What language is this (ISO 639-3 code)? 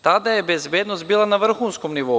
srp